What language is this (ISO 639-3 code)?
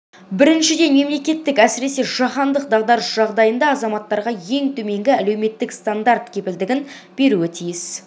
kaz